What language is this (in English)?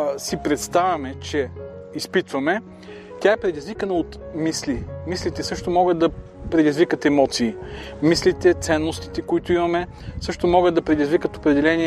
Bulgarian